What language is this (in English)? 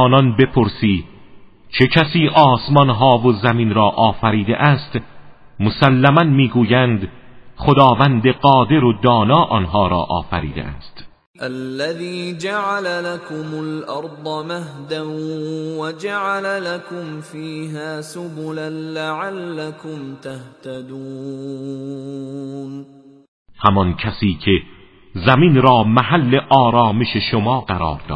Persian